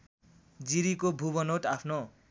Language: Nepali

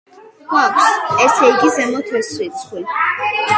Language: Georgian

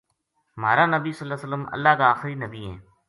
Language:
Gujari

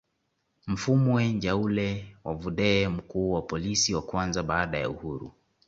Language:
Swahili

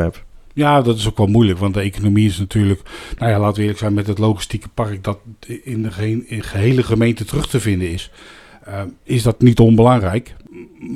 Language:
Dutch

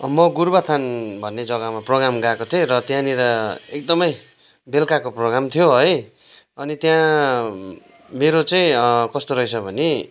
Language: Nepali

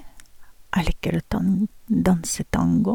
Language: Norwegian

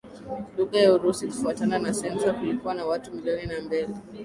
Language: Swahili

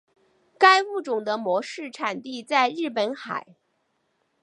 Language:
Chinese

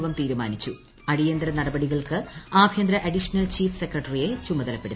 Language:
Malayalam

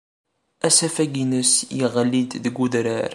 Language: Kabyle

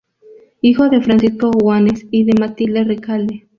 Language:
Spanish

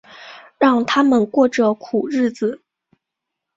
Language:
Chinese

